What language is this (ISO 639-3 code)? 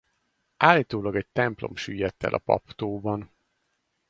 hun